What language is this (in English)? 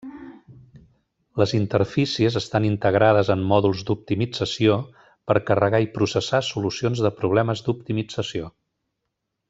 Catalan